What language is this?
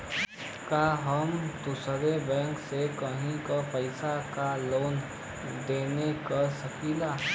Bhojpuri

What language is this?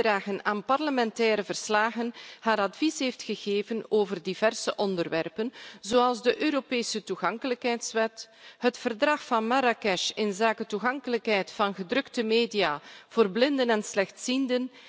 Dutch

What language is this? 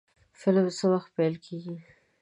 Pashto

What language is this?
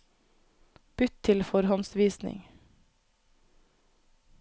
Norwegian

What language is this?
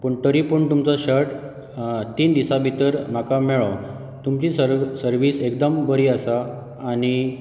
Konkani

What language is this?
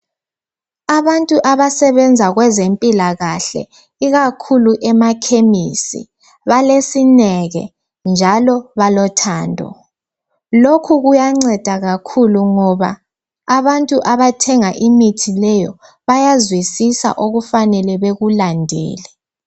North Ndebele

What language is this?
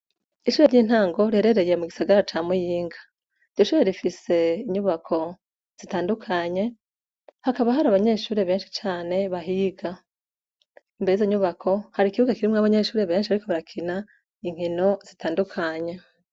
Rundi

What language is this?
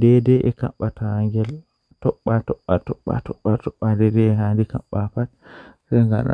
Western Niger Fulfulde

